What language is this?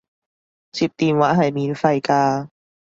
Cantonese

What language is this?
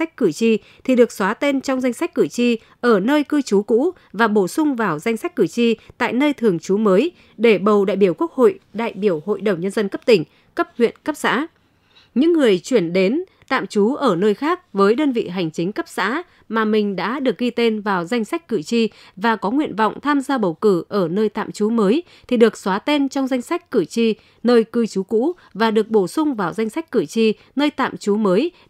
Vietnamese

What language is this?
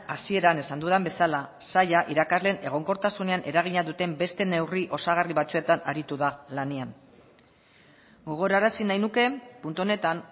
Basque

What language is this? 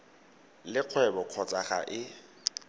Tswana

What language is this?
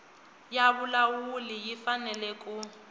Tsonga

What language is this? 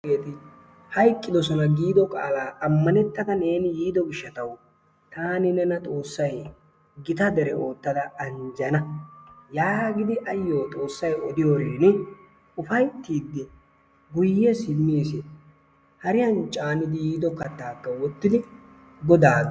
Wolaytta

